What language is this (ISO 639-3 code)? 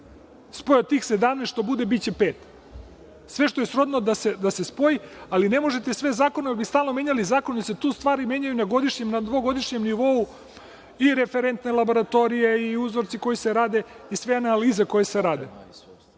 srp